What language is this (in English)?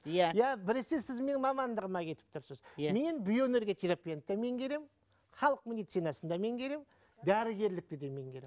Kazakh